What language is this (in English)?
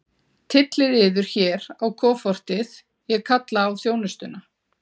Icelandic